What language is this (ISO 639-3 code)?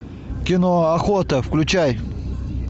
rus